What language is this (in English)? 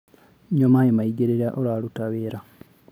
Kikuyu